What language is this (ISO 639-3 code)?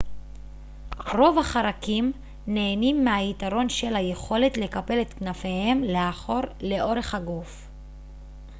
heb